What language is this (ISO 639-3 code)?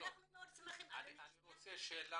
heb